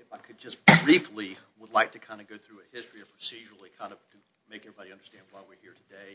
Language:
English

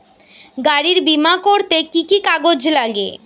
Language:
Bangla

